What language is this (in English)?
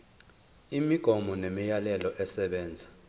Zulu